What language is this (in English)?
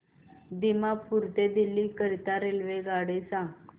Marathi